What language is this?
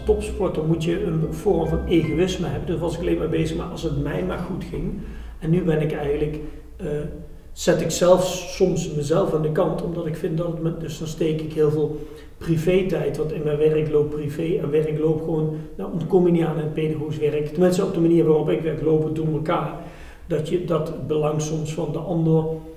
Dutch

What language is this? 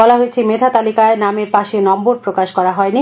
Bangla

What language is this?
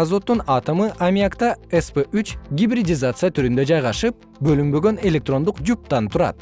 Kyrgyz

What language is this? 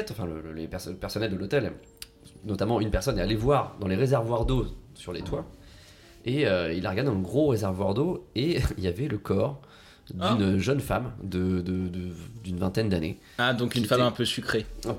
French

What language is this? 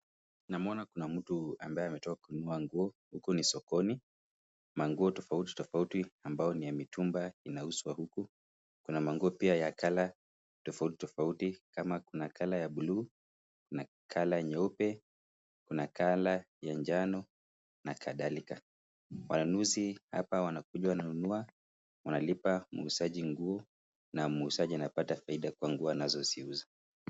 Swahili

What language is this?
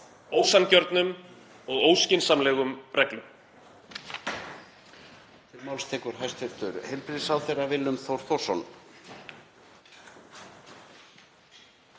Icelandic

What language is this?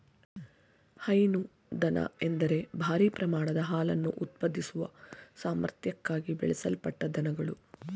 Kannada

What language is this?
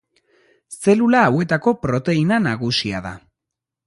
Basque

